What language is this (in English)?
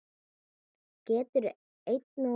Icelandic